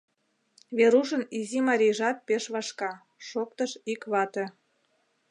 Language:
Mari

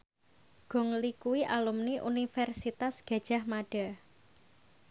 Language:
Javanese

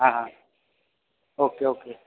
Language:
Gujarati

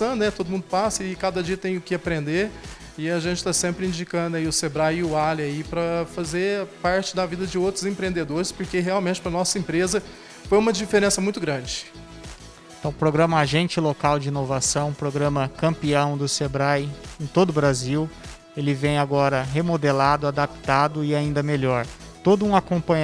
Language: Portuguese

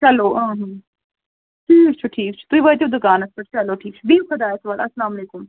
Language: Kashmiri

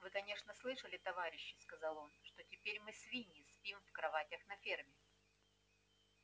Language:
Russian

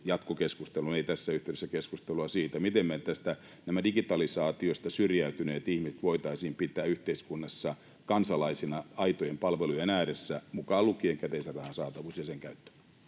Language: Finnish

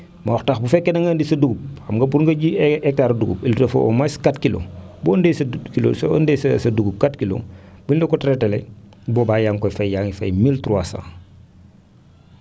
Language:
Wolof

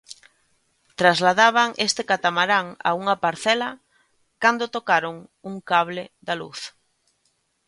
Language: Galician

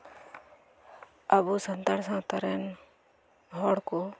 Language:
Santali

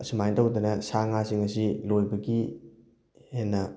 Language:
Manipuri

